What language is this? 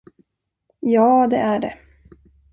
Swedish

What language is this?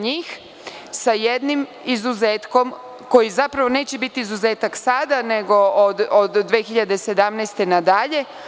Serbian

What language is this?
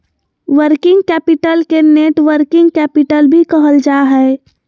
Magahi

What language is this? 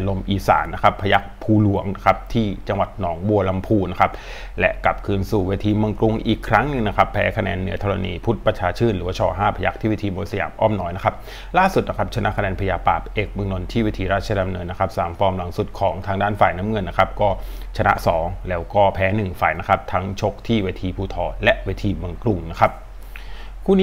Thai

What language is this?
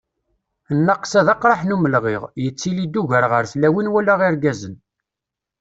Kabyle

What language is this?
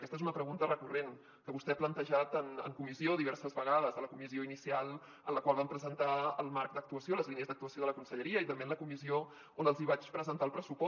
Catalan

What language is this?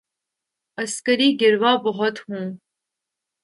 Urdu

